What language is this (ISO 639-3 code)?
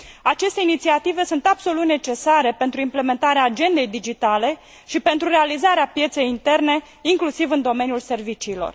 ron